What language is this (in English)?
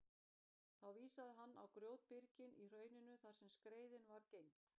Icelandic